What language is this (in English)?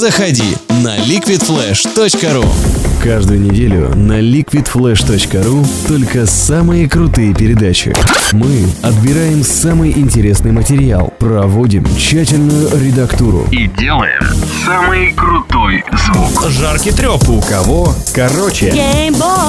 Russian